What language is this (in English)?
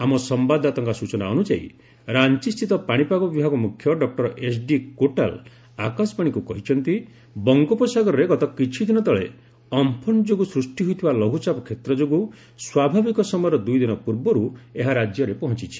Odia